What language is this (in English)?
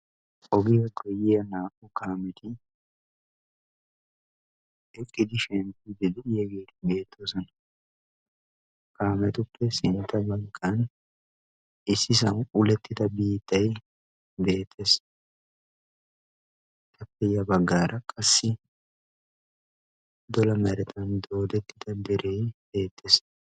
Wolaytta